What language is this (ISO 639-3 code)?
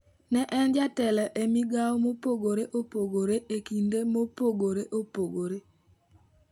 luo